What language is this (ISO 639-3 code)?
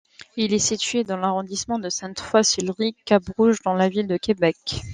fra